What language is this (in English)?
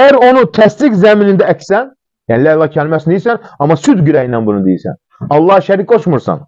Turkish